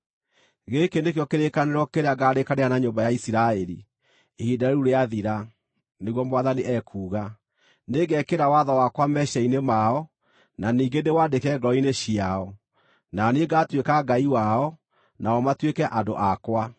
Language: Kikuyu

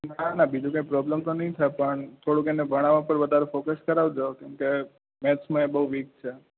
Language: Gujarati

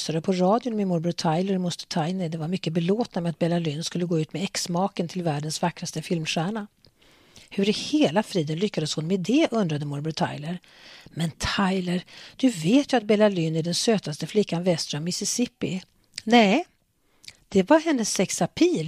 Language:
Swedish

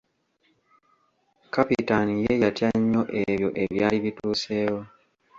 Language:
Ganda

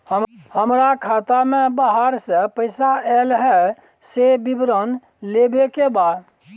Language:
Maithili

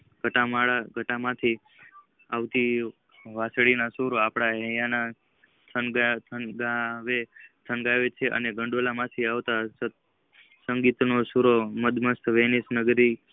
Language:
Gujarati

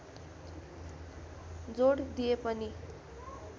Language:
Nepali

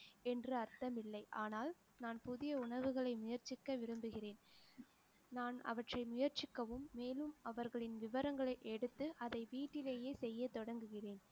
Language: Tamil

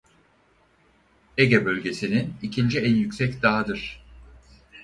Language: Turkish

